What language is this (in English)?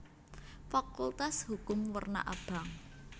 Javanese